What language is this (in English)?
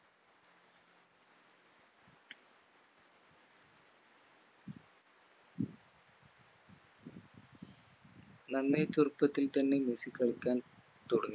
Malayalam